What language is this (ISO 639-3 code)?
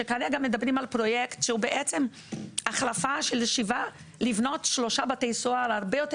heb